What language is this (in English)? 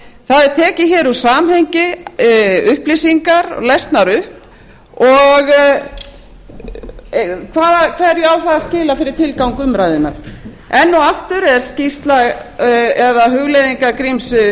Icelandic